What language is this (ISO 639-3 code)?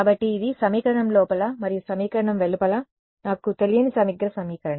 tel